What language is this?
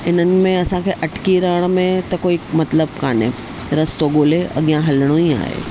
Sindhi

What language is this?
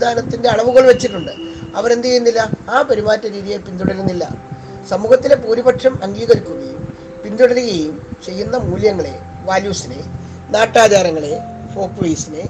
Malayalam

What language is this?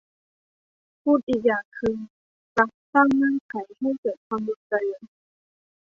Thai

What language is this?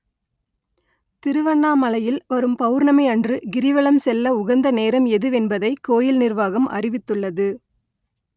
Tamil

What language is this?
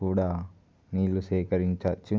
Telugu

